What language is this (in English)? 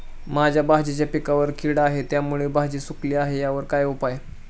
Marathi